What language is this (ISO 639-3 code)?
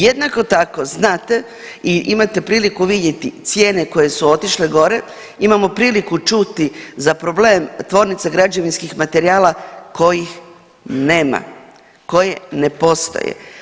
hrv